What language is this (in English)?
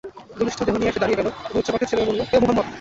Bangla